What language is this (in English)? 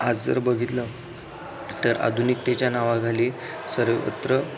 Marathi